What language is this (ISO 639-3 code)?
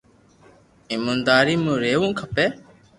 lrk